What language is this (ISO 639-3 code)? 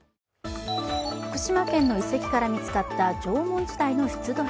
jpn